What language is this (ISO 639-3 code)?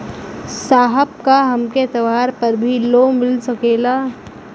bho